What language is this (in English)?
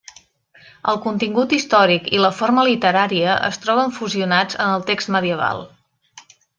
Catalan